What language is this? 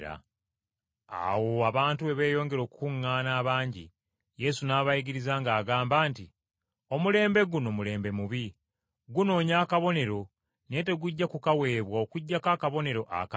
Ganda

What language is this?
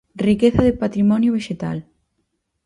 Galician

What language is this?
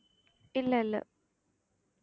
Tamil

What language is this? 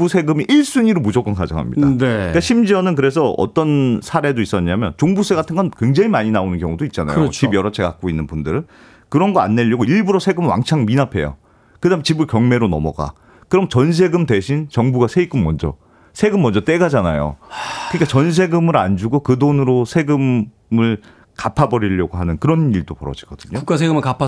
Korean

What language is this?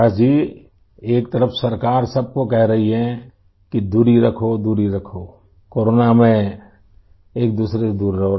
Urdu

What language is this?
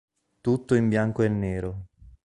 Italian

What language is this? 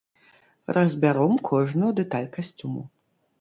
Belarusian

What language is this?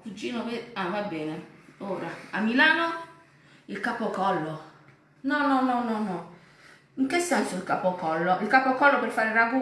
Italian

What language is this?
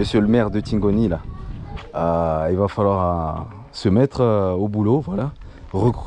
French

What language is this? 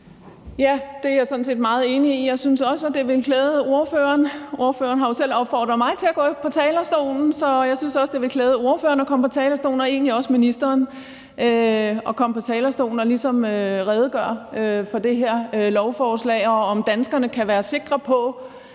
Danish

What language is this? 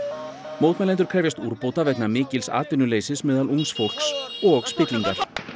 Icelandic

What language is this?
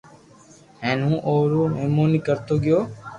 Loarki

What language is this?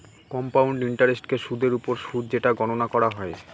Bangla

